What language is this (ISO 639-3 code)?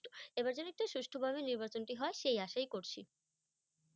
ben